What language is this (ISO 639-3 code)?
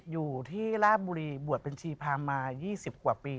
tha